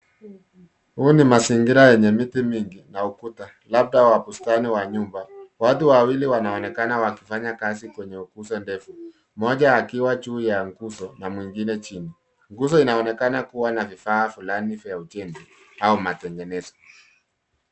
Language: Swahili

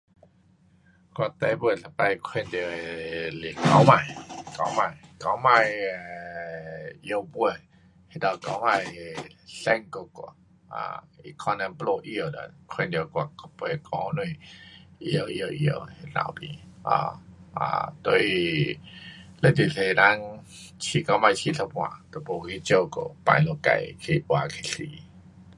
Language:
Pu-Xian Chinese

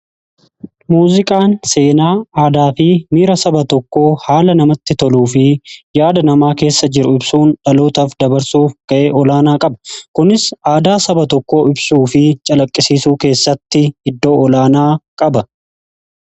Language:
Oromo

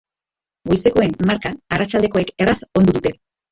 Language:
Basque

